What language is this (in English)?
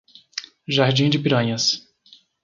Portuguese